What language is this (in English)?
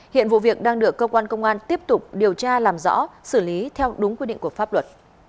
Vietnamese